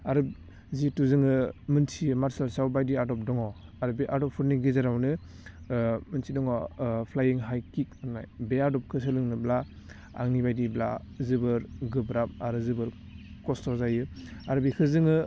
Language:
Bodo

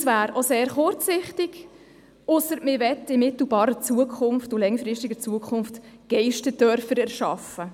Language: Swiss German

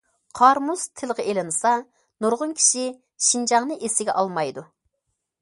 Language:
Uyghur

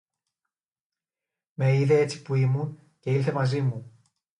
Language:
Greek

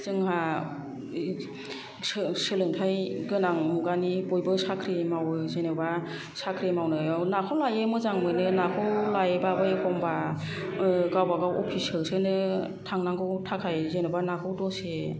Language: Bodo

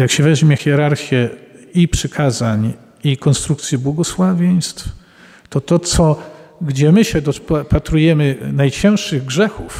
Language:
Polish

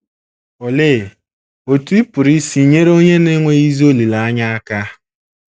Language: Igbo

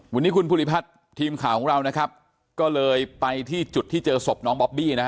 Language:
Thai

